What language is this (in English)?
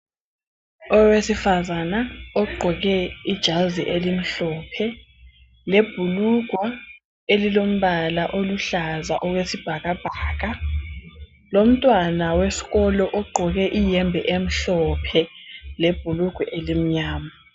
North Ndebele